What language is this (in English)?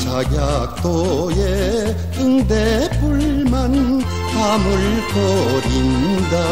Korean